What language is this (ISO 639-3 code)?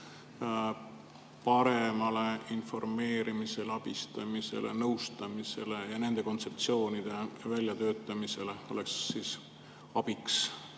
est